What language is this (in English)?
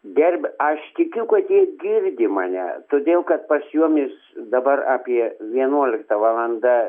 Lithuanian